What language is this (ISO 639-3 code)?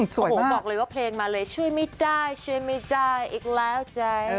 tha